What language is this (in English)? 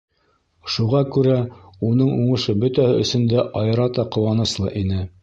Bashkir